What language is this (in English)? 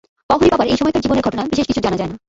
Bangla